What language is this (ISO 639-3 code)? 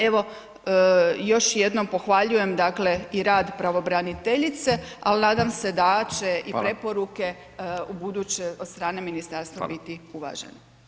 hrv